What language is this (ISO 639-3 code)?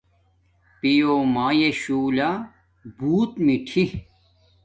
dmk